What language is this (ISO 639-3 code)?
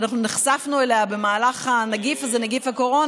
heb